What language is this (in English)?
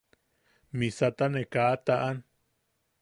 Yaqui